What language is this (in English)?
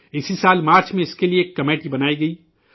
Urdu